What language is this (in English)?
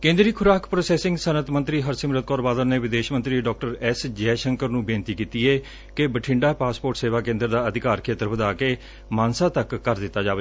Punjabi